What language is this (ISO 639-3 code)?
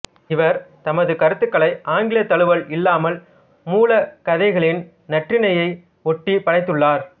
tam